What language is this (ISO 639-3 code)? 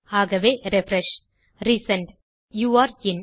tam